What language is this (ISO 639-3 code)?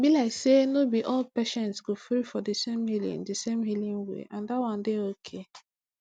pcm